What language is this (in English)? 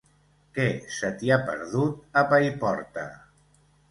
Catalan